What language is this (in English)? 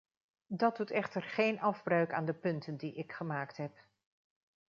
Dutch